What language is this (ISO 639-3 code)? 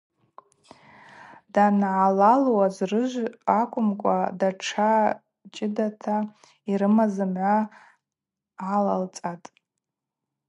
abq